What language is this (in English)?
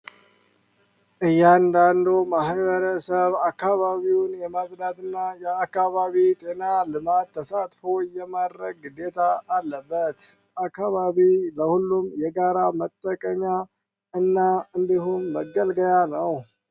Amharic